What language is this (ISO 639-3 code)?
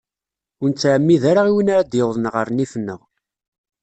kab